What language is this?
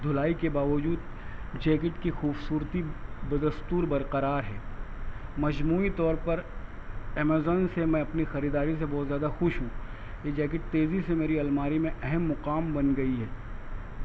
Urdu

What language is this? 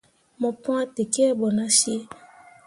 Mundang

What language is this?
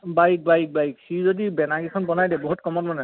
Assamese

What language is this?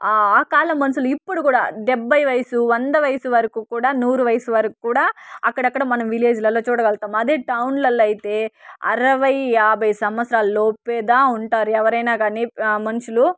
Telugu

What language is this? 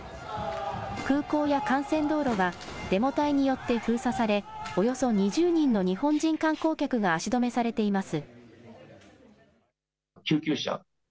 Japanese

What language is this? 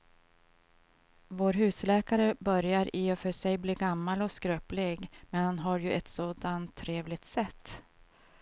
Swedish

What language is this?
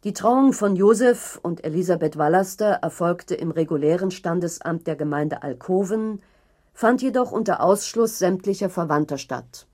German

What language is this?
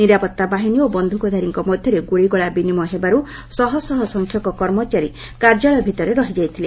Odia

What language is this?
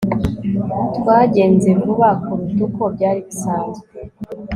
Kinyarwanda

